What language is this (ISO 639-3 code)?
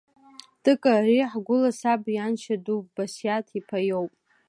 abk